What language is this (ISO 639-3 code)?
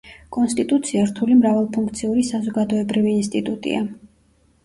kat